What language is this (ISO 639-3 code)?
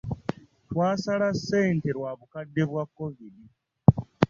lug